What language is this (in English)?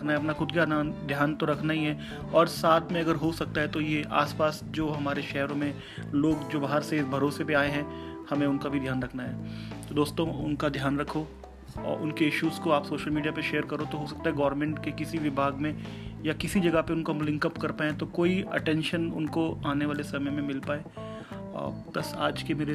Hindi